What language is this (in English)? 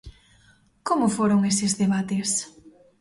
Galician